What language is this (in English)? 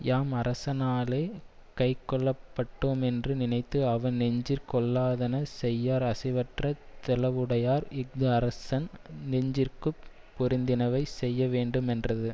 Tamil